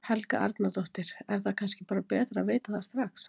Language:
Icelandic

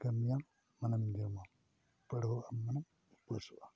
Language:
Santali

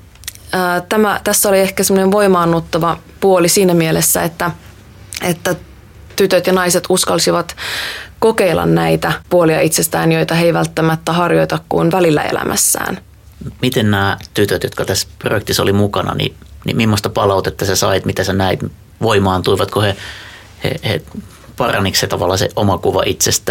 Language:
Finnish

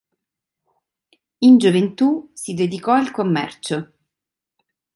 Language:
Italian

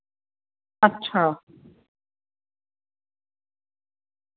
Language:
Dogri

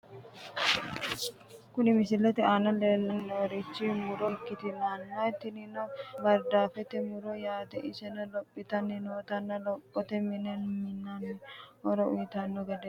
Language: Sidamo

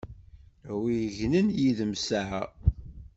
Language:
Kabyle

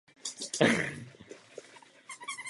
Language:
Czech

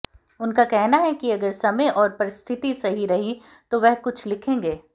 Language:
Hindi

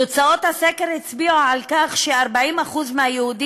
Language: Hebrew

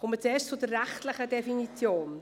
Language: Swiss German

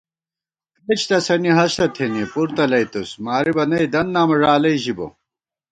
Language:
Gawar-Bati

